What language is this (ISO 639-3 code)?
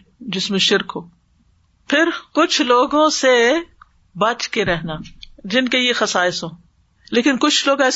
urd